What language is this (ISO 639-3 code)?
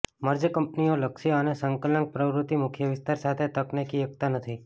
guj